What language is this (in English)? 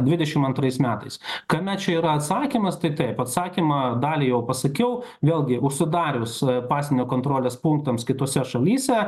Lithuanian